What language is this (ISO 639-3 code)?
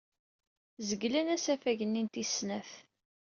kab